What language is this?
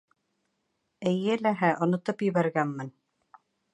Bashkir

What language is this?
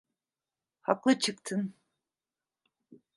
Turkish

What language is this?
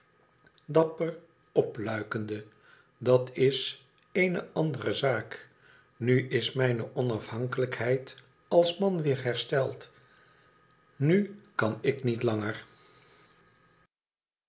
Dutch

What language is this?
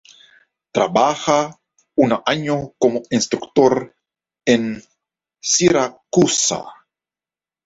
Spanish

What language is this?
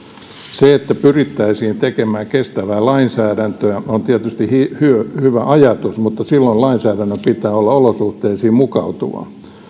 Finnish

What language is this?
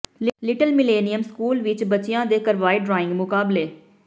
Punjabi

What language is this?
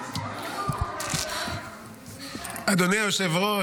Hebrew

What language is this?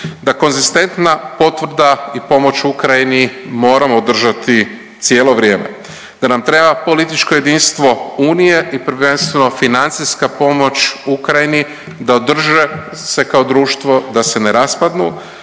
Croatian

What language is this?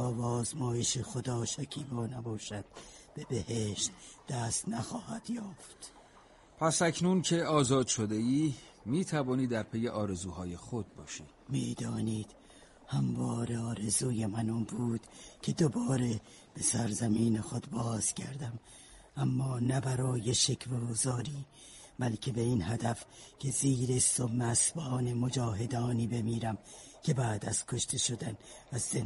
Persian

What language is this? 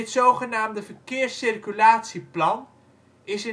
Dutch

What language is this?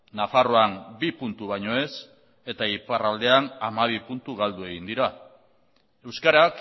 Basque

